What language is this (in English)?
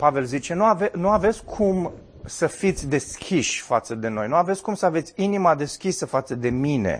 Romanian